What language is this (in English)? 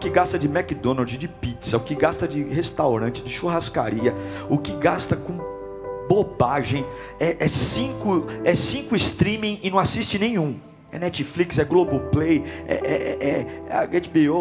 Portuguese